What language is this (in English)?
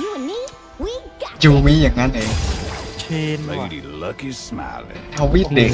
Thai